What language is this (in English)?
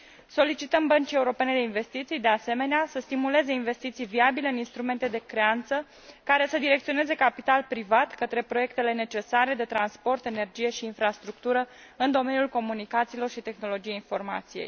Romanian